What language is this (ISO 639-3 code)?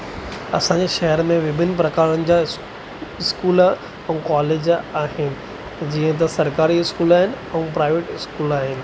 snd